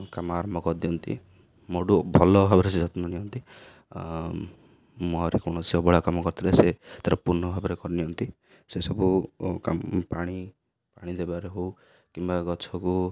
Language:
Odia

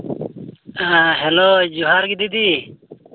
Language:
Santali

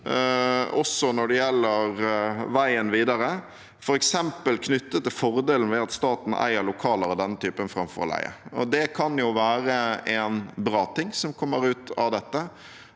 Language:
Norwegian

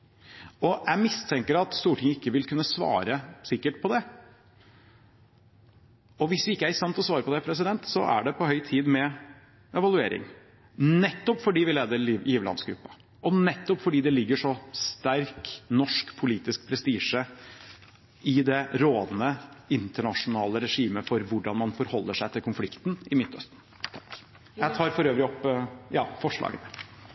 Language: Norwegian Bokmål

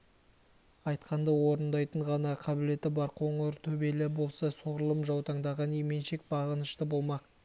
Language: Kazakh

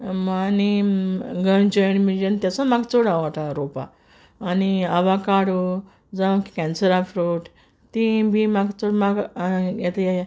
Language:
Konkani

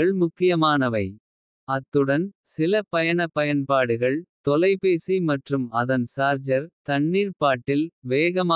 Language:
Kota (India)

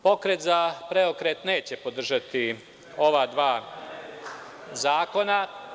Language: Serbian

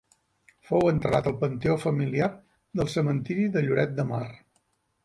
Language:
Catalan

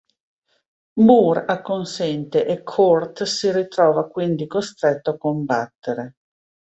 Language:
Italian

